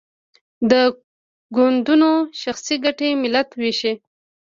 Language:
Pashto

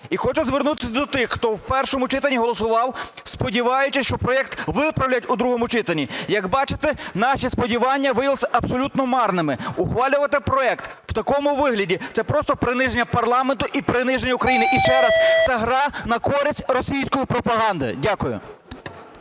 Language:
Ukrainian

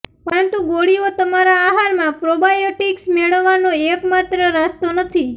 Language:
Gujarati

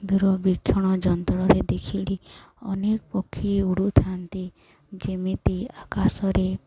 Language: Odia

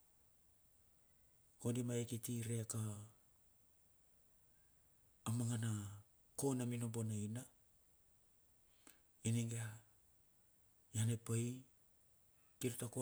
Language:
Bilur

